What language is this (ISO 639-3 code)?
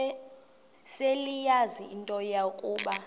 xho